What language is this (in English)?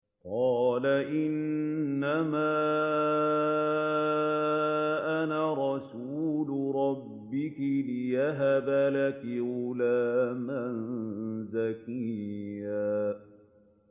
Arabic